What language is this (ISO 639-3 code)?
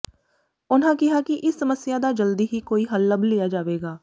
pan